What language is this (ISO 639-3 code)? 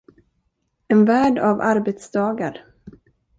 swe